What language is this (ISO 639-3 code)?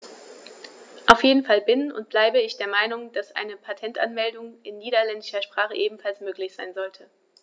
deu